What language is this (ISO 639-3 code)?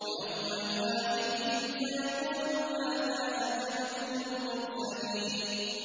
ara